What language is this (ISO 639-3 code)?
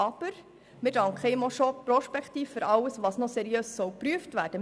gsw